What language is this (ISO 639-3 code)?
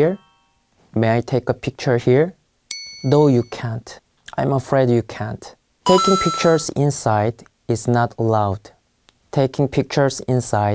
kor